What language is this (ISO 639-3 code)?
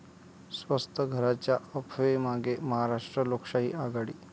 mar